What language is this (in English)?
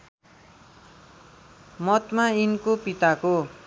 Nepali